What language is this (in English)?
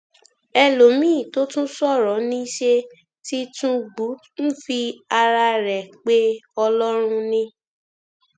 Yoruba